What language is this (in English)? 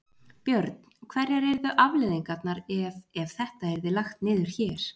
Icelandic